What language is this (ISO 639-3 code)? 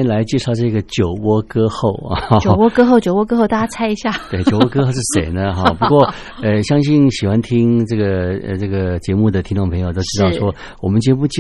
zho